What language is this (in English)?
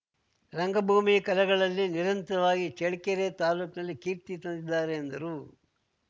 Kannada